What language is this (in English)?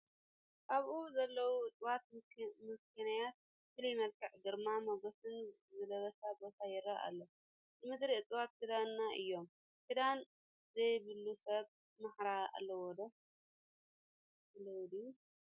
Tigrinya